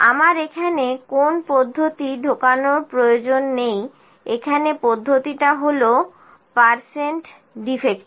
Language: Bangla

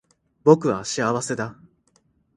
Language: Japanese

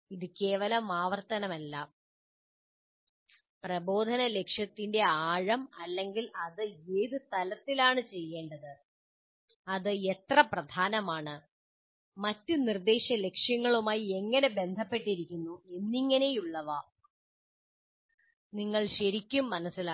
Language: Malayalam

